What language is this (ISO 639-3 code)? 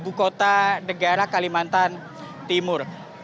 ind